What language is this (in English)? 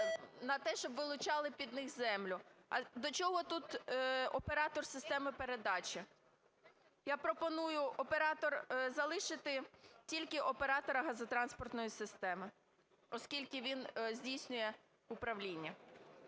Ukrainian